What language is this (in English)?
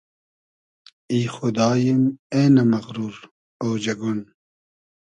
Hazaragi